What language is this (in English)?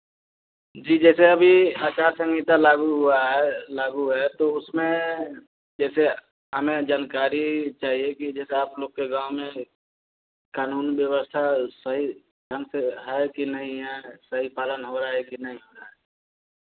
Hindi